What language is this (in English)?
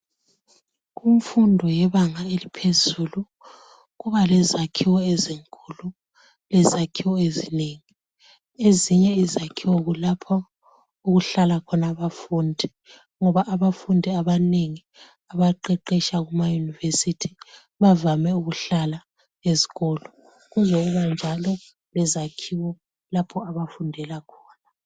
North Ndebele